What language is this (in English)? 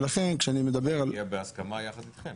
Hebrew